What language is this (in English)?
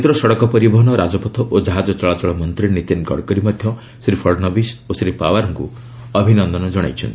Odia